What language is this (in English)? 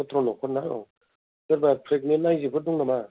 Bodo